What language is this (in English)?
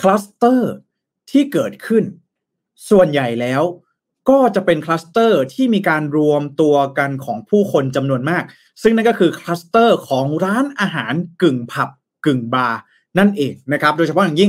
Thai